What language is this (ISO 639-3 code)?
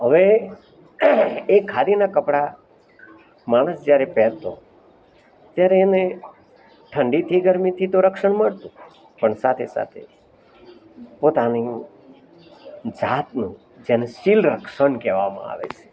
guj